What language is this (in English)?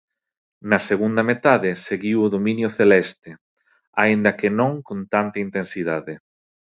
Galician